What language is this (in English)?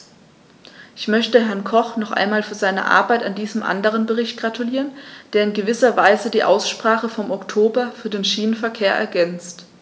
German